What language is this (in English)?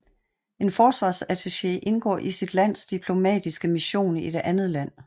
Danish